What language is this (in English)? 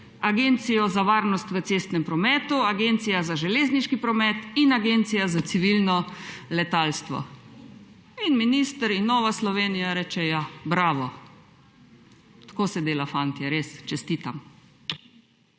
Slovenian